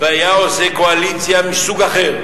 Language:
Hebrew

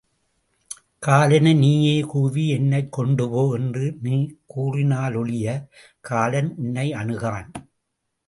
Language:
Tamil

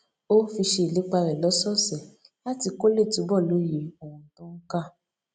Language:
Yoruba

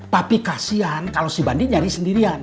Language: Indonesian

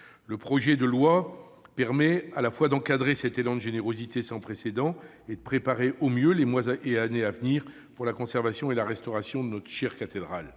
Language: French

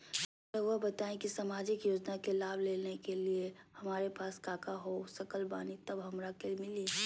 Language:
Magahi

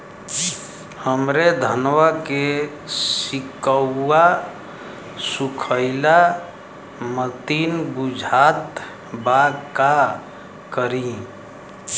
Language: Bhojpuri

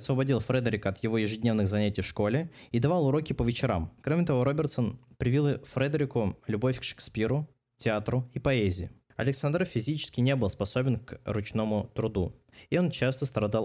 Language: Russian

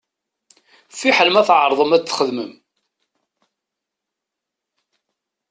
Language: Kabyle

